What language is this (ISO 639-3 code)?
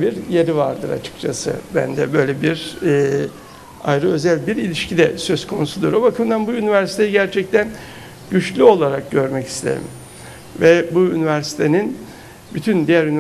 tur